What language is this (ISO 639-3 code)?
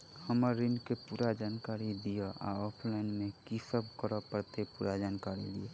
mai